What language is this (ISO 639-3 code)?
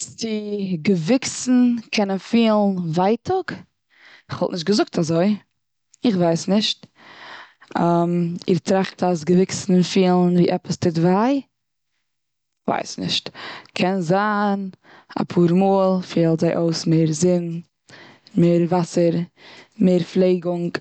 yid